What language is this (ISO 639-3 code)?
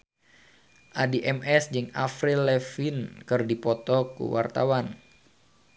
sun